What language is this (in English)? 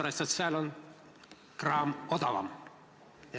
Estonian